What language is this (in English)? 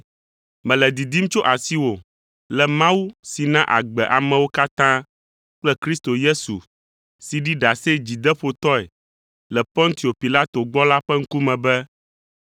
Ewe